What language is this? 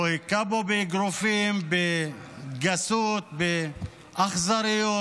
Hebrew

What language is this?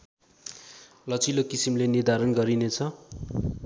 Nepali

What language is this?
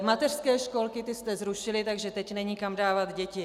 Czech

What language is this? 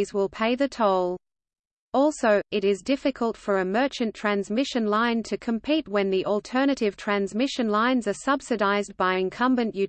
English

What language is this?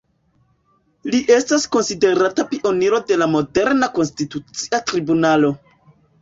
Esperanto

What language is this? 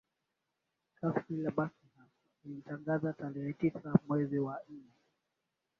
Swahili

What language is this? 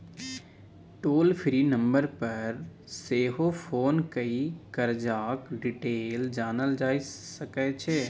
Maithili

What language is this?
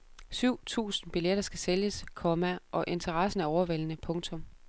Danish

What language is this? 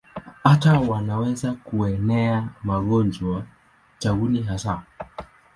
Swahili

